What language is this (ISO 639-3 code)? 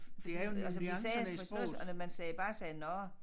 dan